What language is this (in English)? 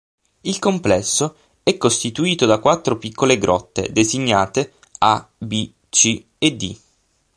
Italian